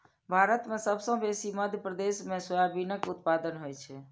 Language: Maithili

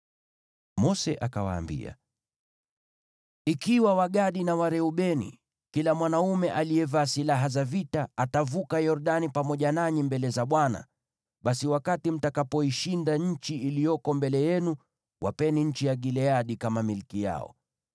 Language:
Swahili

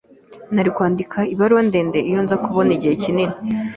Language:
Kinyarwanda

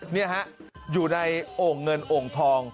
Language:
Thai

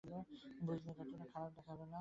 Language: Bangla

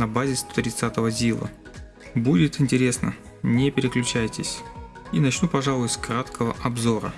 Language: Russian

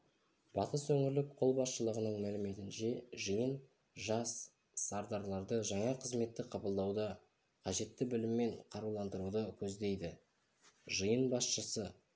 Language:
Kazakh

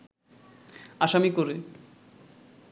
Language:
Bangla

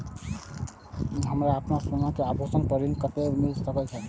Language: Maithili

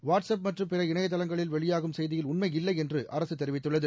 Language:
Tamil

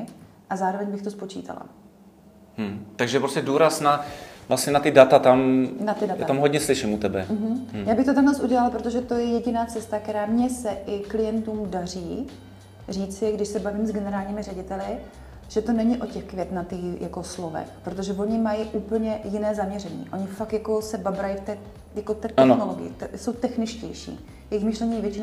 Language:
Czech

